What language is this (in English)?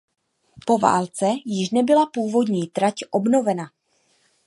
Czech